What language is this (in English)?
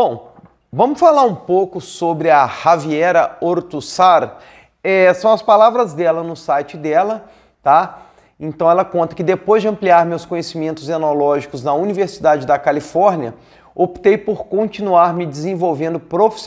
Portuguese